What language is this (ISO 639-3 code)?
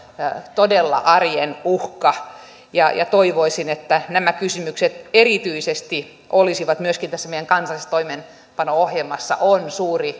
fin